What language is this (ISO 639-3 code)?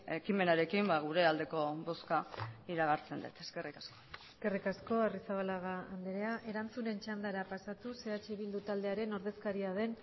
eus